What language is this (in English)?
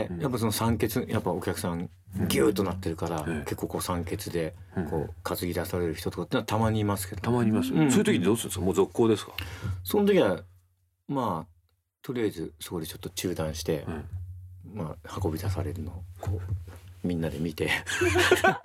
Japanese